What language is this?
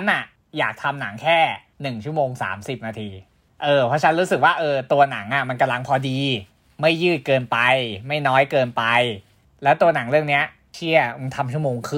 Thai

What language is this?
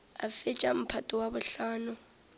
Northern Sotho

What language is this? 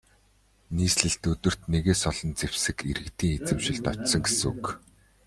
Mongolian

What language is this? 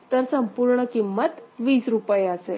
Marathi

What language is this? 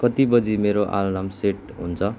Nepali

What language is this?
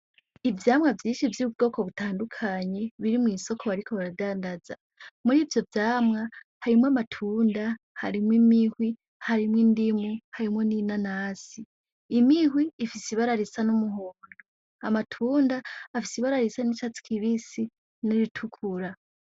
Rundi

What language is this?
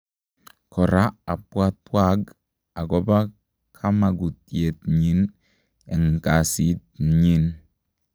Kalenjin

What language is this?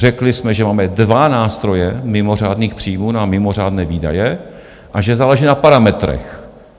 Czech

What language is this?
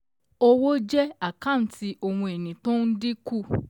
Yoruba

